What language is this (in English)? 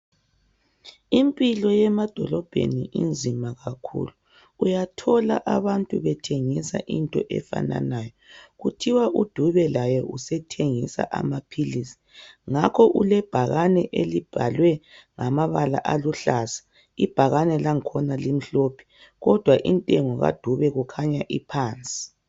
North Ndebele